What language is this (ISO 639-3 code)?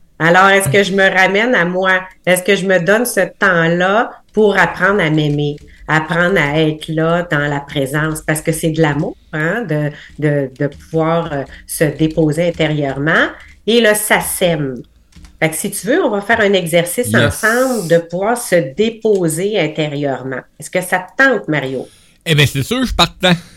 fra